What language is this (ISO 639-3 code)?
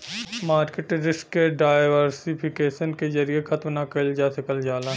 bho